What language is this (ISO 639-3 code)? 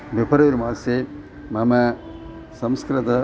san